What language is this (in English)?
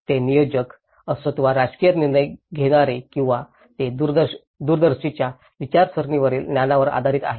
Marathi